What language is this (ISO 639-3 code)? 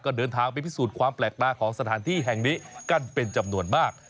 tha